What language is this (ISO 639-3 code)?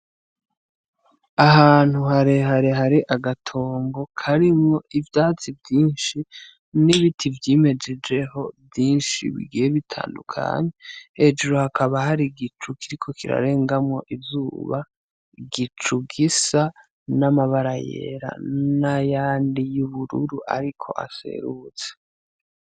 run